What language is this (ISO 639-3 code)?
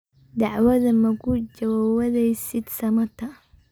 som